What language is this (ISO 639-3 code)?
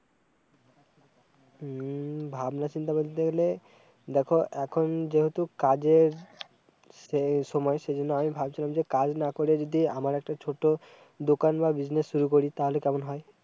ben